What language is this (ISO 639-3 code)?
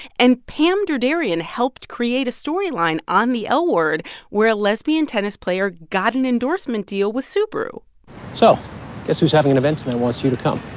eng